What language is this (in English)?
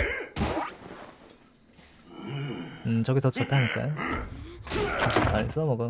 Korean